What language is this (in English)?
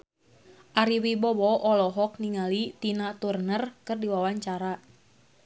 Sundanese